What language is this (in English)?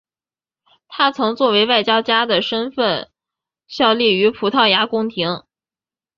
Chinese